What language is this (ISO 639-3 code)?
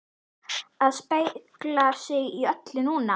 isl